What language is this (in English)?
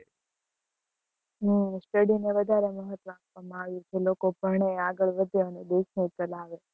Gujarati